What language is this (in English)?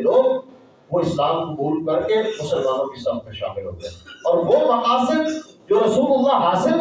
Urdu